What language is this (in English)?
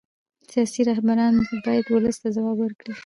Pashto